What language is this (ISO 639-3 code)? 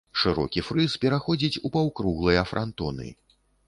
bel